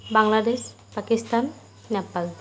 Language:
Assamese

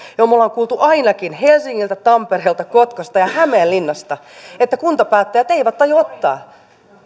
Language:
Finnish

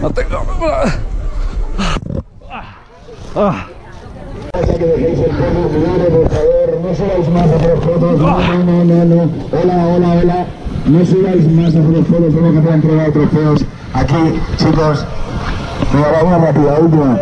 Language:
Spanish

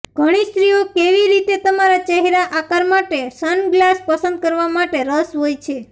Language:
Gujarati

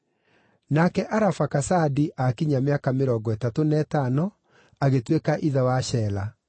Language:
Kikuyu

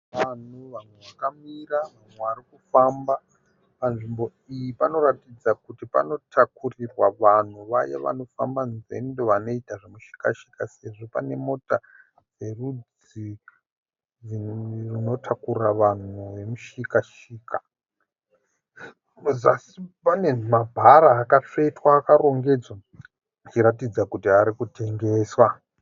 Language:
Shona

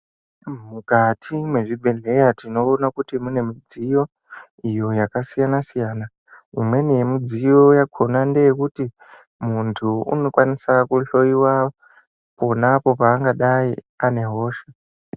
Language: Ndau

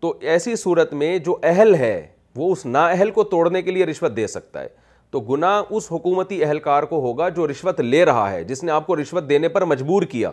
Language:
Urdu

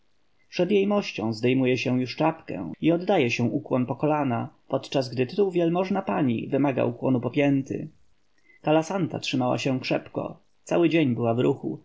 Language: Polish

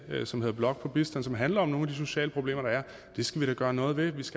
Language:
Danish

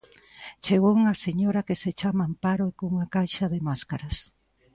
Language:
Galician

